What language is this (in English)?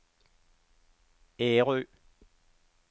Danish